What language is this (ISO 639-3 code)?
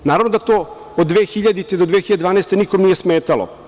srp